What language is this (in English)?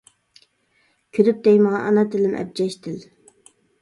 Uyghur